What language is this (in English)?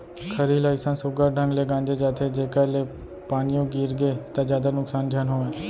Chhattisgarhi